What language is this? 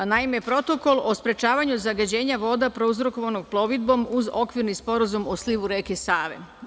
Serbian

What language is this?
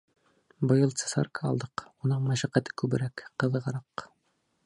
Bashkir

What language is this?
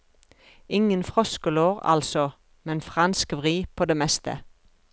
Norwegian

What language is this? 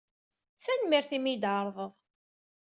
Kabyle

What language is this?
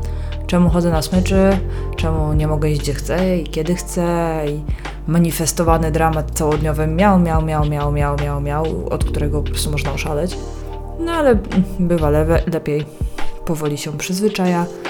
Polish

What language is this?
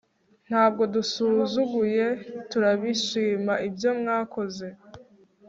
Kinyarwanda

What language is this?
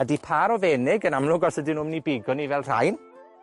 Welsh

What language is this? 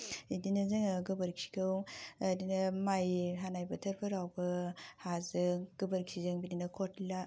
Bodo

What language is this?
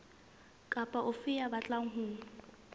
Southern Sotho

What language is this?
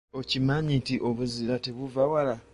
Ganda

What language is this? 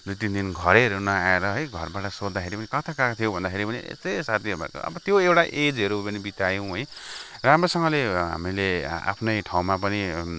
Nepali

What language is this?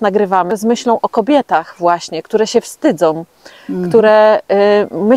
Polish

